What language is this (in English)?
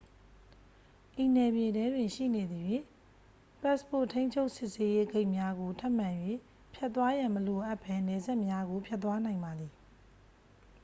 Burmese